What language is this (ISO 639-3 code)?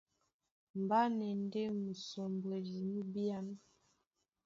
dua